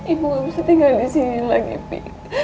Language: Indonesian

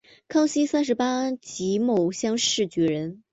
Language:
Chinese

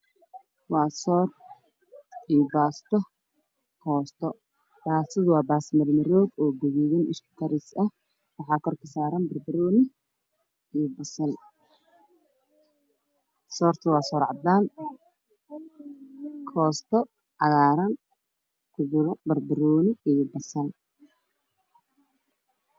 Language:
Somali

